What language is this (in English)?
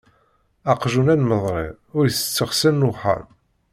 Kabyle